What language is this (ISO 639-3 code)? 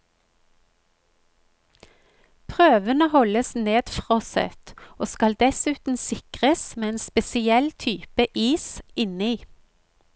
nor